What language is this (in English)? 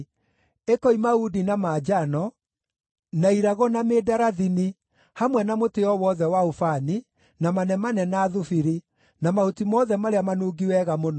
Kikuyu